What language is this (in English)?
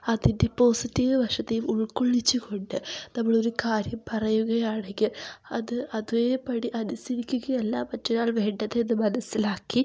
Malayalam